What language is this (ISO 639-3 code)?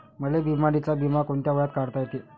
mar